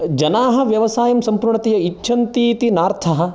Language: Sanskrit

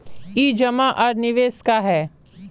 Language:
Magahi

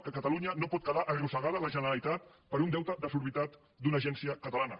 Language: Catalan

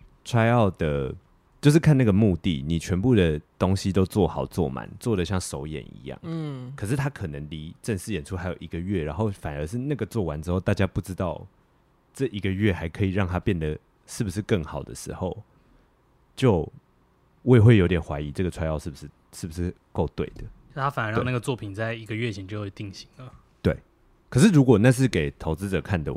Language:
Chinese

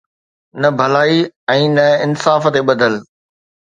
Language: Sindhi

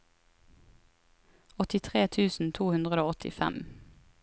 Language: Norwegian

